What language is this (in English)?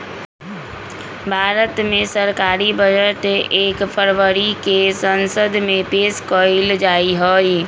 Magahi